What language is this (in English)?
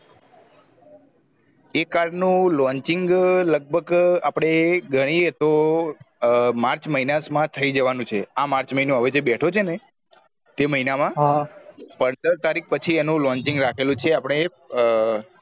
Gujarati